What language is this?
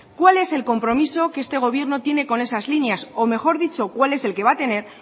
Spanish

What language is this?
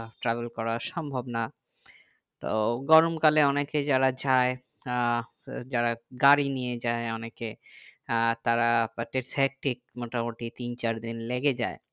Bangla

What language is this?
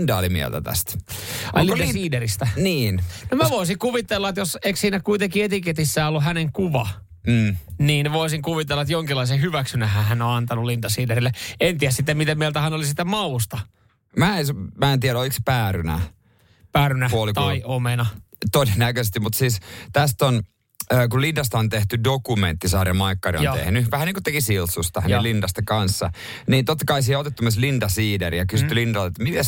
Finnish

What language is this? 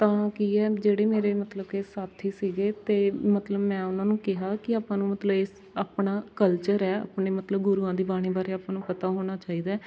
Punjabi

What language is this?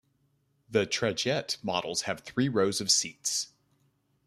English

